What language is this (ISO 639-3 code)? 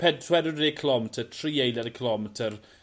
cym